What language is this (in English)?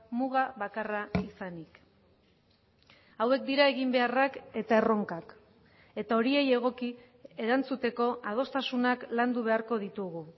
Basque